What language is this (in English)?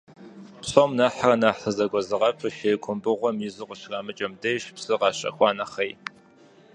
Kabardian